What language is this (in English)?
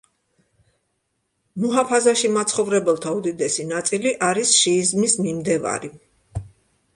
Georgian